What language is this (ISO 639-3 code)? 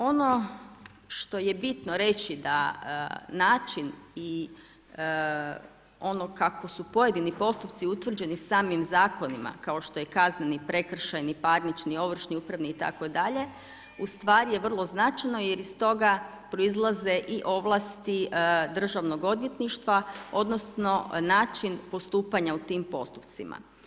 hrv